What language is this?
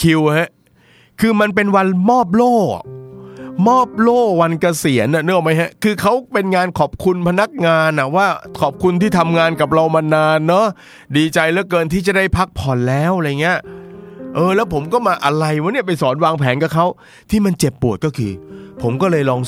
Thai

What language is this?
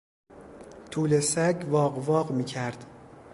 Persian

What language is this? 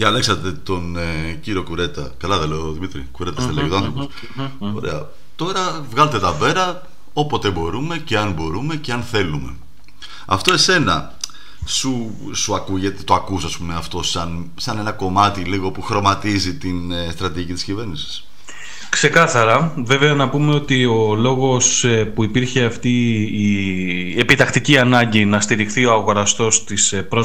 Greek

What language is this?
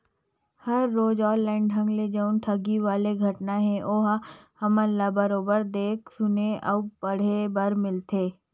Chhattisgarhi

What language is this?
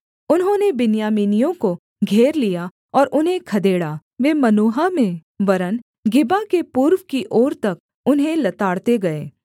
Hindi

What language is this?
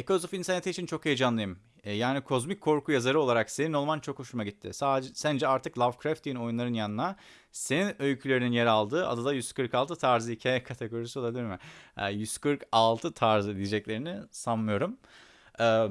Turkish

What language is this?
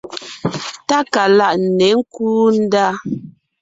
Ngiemboon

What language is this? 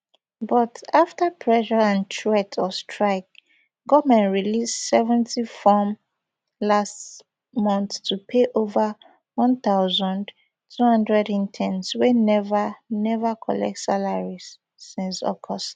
Nigerian Pidgin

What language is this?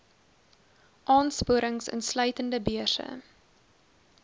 Afrikaans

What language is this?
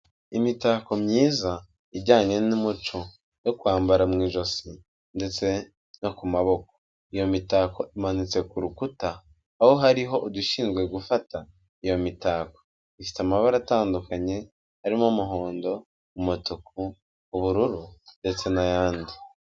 Kinyarwanda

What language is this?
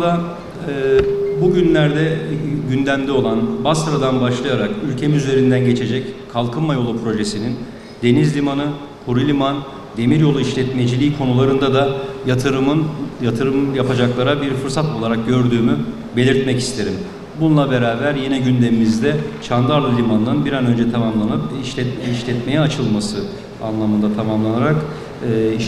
Turkish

